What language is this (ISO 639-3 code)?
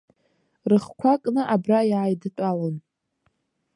abk